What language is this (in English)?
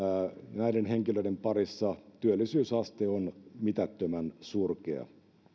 Finnish